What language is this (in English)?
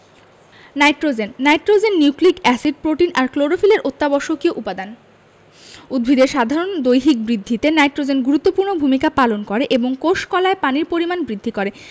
Bangla